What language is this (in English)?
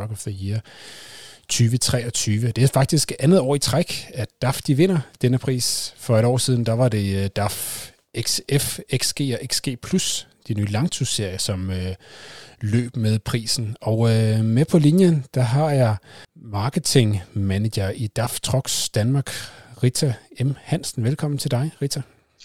Danish